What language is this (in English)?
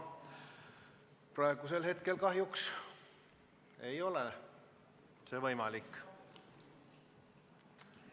Estonian